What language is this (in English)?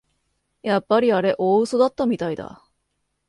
Japanese